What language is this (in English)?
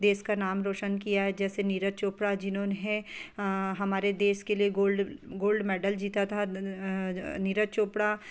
Hindi